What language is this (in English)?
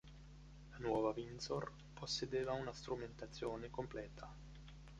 Italian